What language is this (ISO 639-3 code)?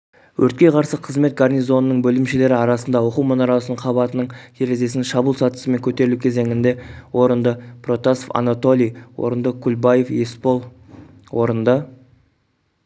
kaz